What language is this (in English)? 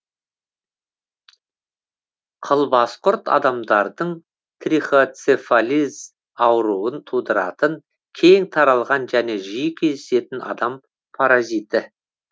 Kazakh